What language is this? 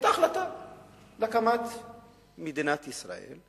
Hebrew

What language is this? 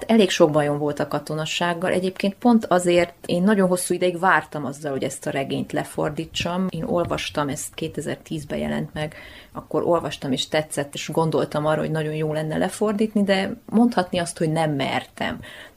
Hungarian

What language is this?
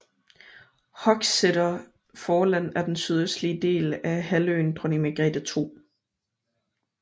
Danish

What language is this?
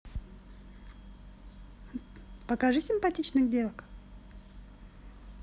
Russian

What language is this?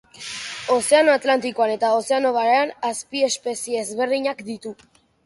Basque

